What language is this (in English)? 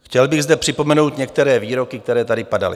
Czech